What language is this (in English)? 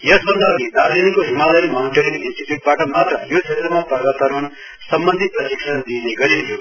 Nepali